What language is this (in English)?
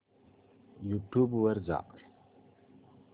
Marathi